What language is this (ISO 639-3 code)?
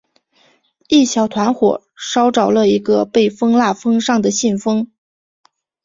zho